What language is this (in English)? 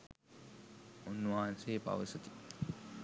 Sinhala